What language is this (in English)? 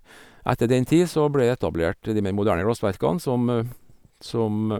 Norwegian